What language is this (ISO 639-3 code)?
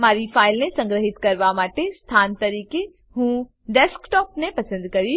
guj